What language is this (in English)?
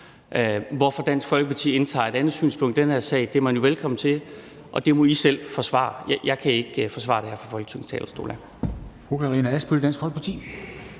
Danish